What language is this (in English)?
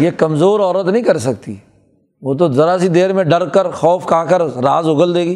Urdu